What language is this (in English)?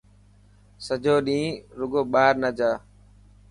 Dhatki